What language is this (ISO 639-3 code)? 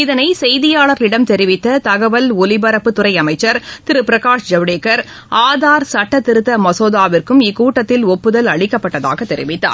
tam